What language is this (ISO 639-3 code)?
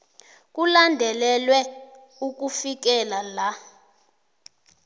nbl